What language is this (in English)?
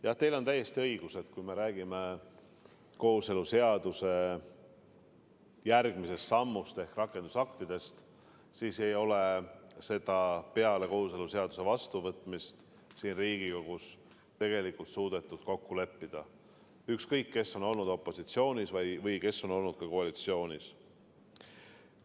Estonian